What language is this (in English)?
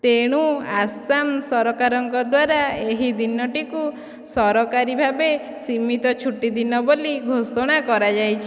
Odia